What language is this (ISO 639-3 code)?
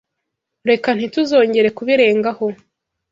kin